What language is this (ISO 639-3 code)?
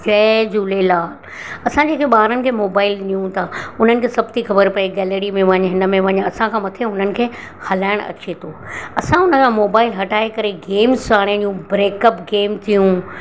snd